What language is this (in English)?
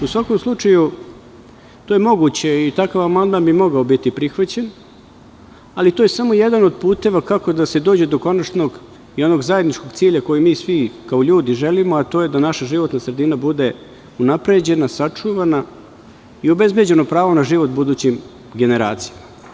Serbian